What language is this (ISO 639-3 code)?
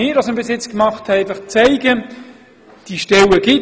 gsw